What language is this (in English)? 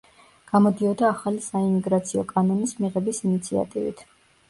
Georgian